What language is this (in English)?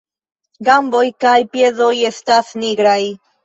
Esperanto